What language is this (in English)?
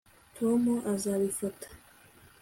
Kinyarwanda